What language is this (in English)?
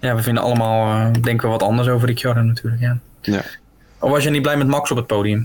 Dutch